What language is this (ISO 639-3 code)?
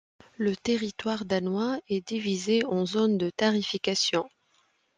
fra